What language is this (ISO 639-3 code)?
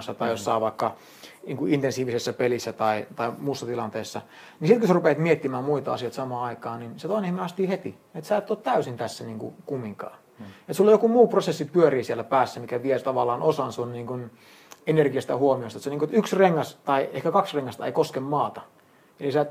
fin